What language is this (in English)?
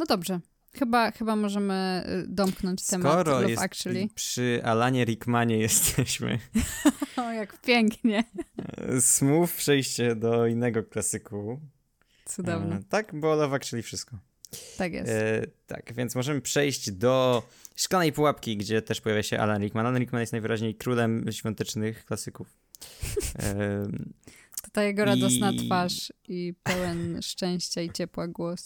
Polish